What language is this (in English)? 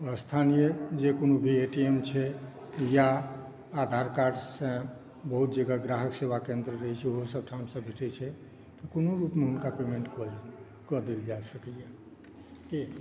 Maithili